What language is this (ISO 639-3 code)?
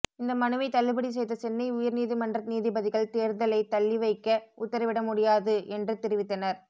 tam